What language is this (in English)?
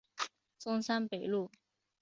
Chinese